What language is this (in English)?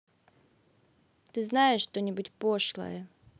Russian